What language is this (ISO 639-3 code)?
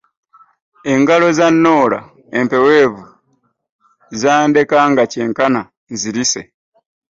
lug